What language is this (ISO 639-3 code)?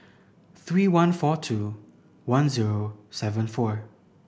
eng